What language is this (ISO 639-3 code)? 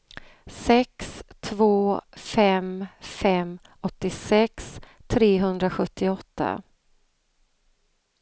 swe